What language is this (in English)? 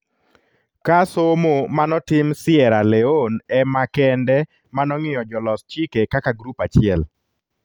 Luo (Kenya and Tanzania)